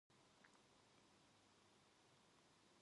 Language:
Korean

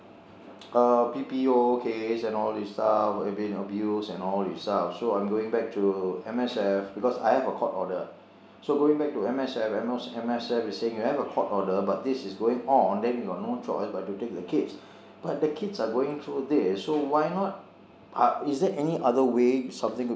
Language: English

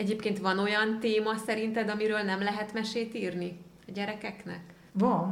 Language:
Hungarian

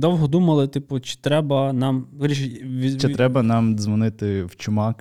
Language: Ukrainian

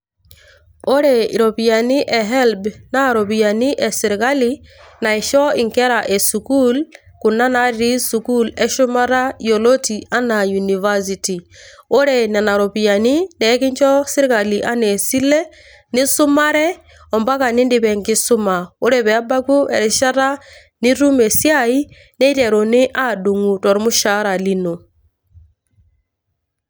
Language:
Masai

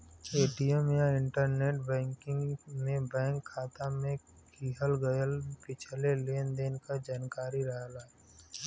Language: Bhojpuri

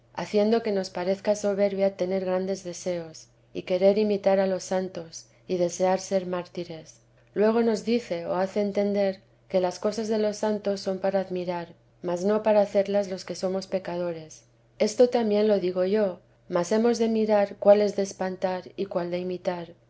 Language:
Spanish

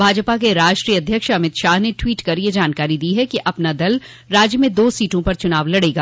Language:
Hindi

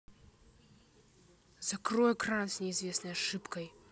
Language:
Russian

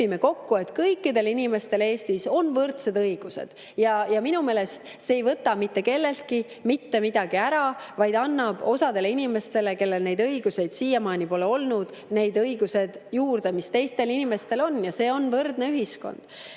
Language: Estonian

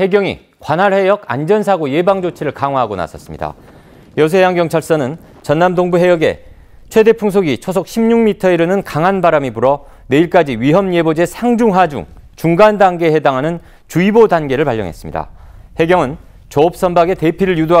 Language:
Korean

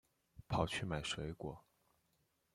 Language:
Chinese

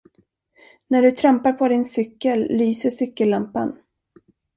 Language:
Swedish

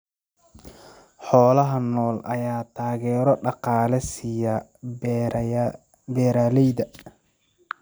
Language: Somali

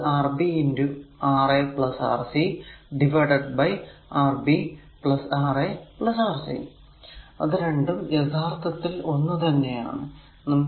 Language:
Malayalam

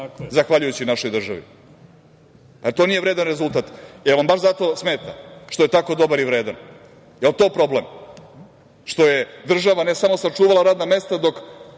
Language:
Serbian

